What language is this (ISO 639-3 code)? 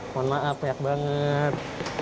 ind